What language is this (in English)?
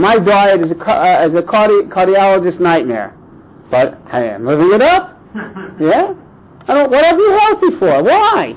English